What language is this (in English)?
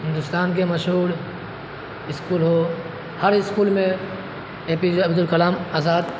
Urdu